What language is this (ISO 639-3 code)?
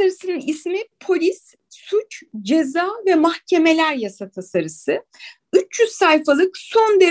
tur